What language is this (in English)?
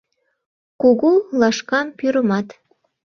Mari